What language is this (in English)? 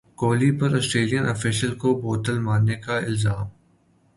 Urdu